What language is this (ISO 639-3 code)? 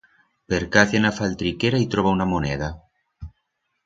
arg